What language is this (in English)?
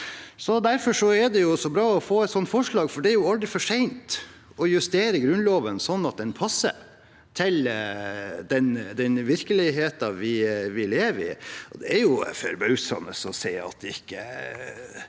Norwegian